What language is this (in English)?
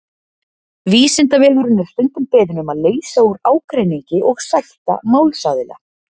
Icelandic